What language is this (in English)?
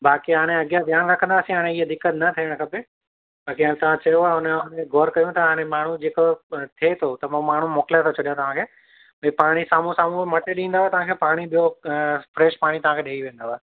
Sindhi